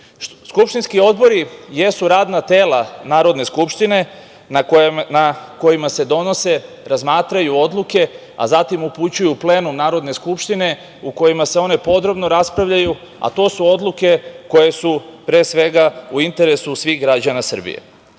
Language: Serbian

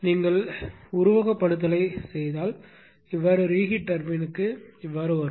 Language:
Tamil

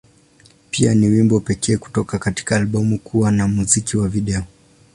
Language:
Swahili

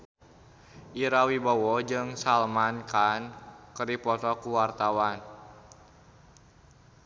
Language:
Sundanese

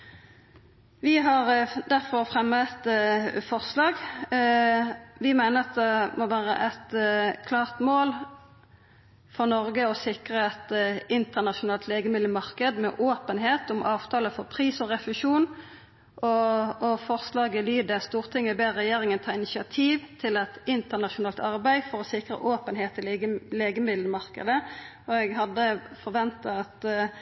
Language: Norwegian Nynorsk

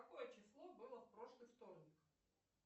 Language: Russian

